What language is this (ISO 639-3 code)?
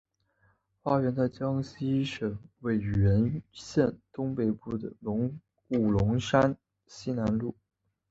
zho